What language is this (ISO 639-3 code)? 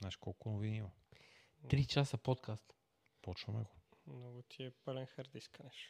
bul